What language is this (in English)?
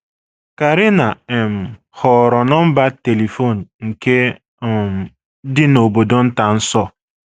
Igbo